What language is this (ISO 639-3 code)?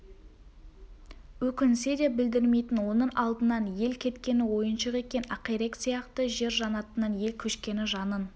kaz